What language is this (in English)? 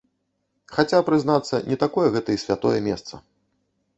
Belarusian